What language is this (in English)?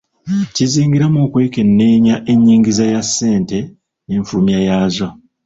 Ganda